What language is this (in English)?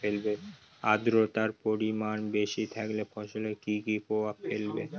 Bangla